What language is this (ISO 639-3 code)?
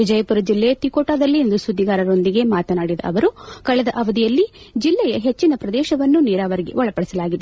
kan